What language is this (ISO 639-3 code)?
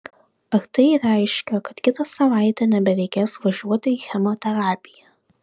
lit